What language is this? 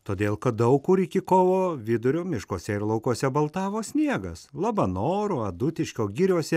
Lithuanian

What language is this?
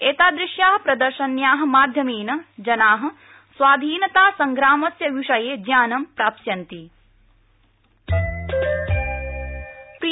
Sanskrit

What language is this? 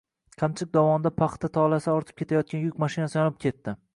Uzbek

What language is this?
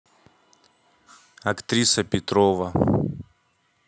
Russian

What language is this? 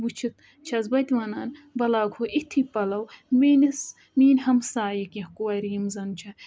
Kashmiri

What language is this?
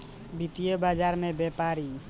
Bhojpuri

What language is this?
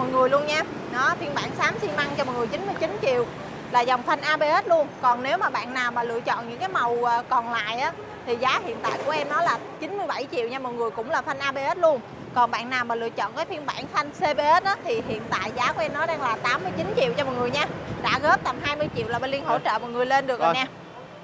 Vietnamese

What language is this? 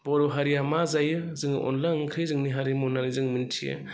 Bodo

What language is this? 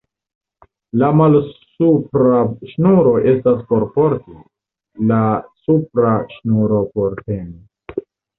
Esperanto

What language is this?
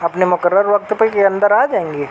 Urdu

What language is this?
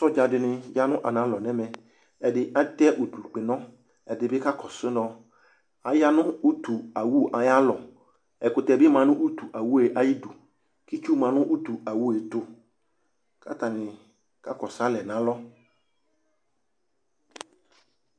Ikposo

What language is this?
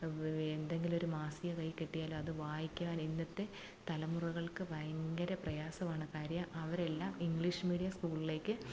Malayalam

